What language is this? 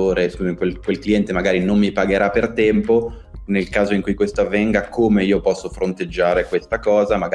Italian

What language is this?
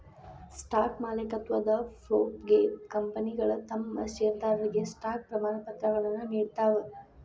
Kannada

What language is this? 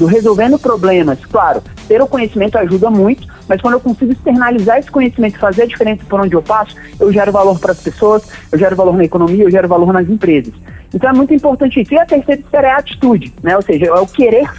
Portuguese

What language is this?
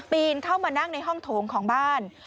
Thai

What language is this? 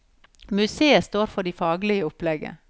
Norwegian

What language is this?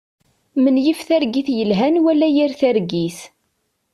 Kabyle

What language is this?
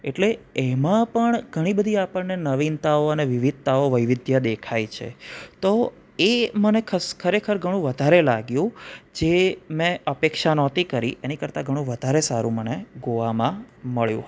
Gujarati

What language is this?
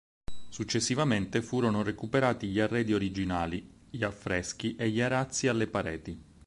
Italian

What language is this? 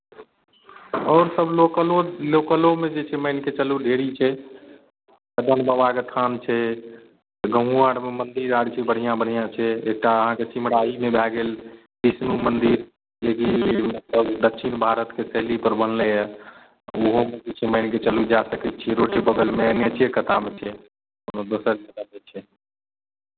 Maithili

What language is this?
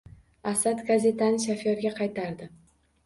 Uzbek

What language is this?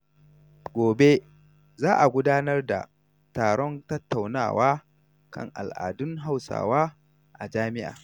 Hausa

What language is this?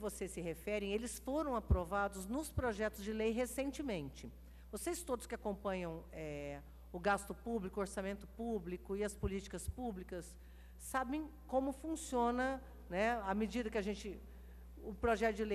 Portuguese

